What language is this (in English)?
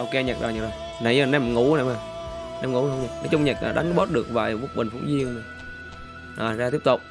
Vietnamese